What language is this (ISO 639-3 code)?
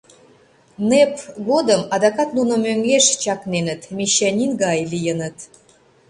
chm